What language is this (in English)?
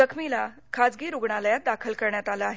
Marathi